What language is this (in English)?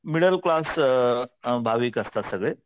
Marathi